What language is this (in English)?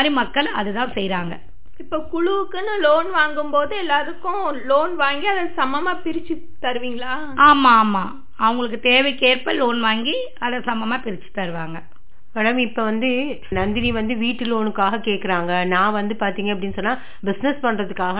Tamil